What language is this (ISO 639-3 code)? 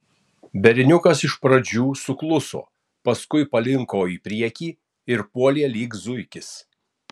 lit